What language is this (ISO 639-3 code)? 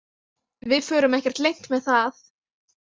isl